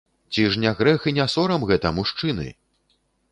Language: Belarusian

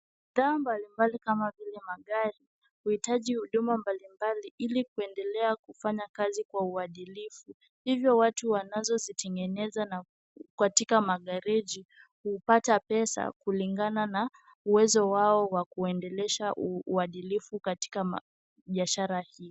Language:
Swahili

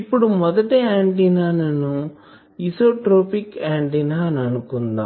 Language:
Telugu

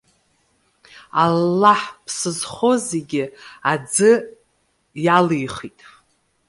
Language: Abkhazian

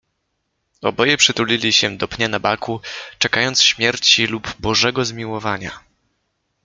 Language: Polish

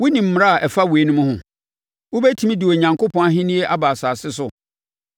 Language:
Akan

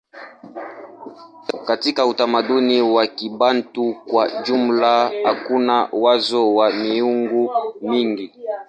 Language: Swahili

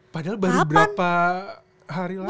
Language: Indonesian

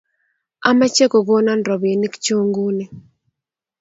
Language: Kalenjin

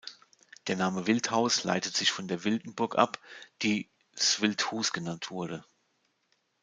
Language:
German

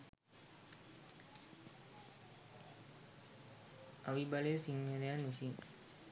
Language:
Sinhala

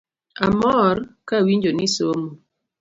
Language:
Luo (Kenya and Tanzania)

